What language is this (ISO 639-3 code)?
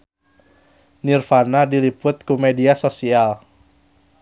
sun